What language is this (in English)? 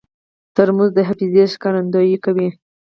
Pashto